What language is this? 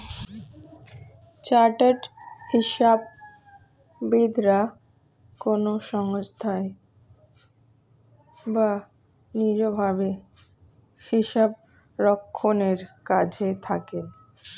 Bangla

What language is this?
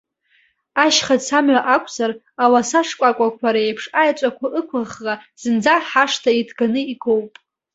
Abkhazian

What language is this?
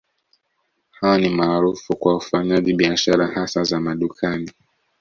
Swahili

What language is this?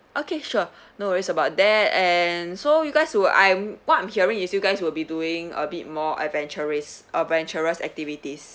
English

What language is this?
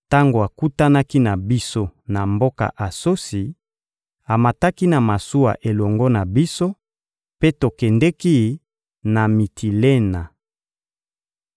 Lingala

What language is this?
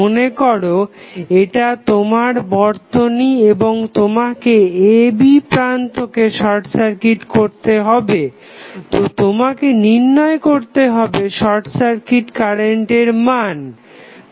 Bangla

